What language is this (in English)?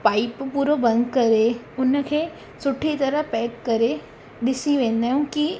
Sindhi